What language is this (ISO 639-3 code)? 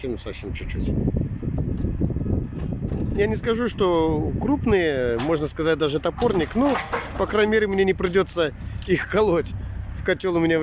rus